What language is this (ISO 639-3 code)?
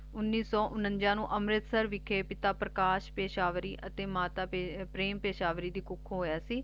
pan